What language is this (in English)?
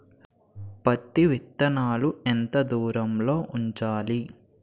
Telugu